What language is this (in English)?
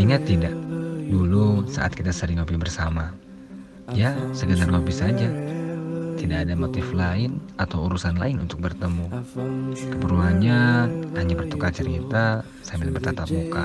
Indonesian